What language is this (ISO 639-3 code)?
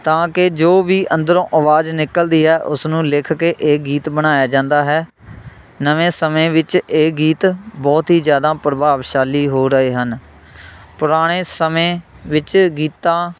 pan